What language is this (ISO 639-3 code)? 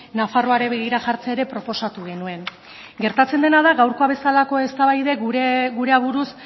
eus